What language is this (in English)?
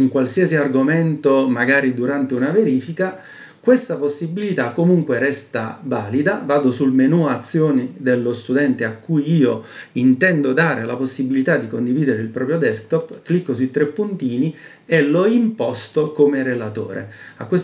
Italian